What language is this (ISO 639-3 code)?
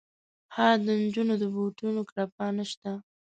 pus